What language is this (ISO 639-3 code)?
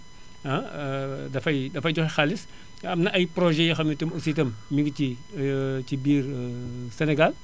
wol